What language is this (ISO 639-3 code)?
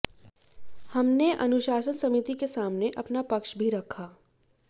hin